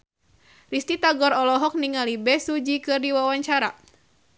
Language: Sundanese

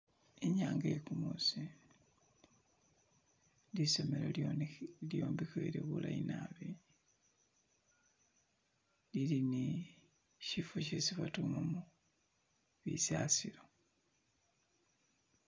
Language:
Masaaba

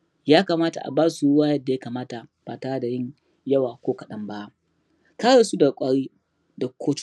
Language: Hausa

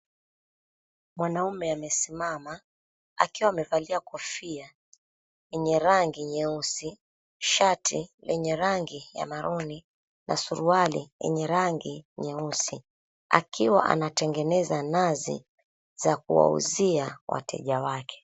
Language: Swahili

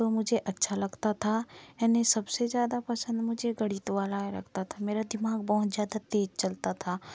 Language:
Hindi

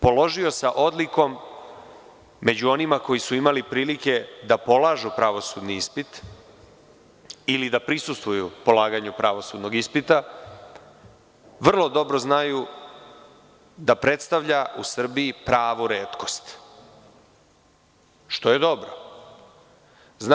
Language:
Serbian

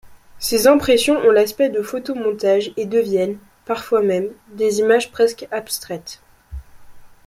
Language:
French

